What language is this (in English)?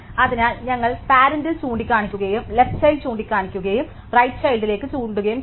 Malayalam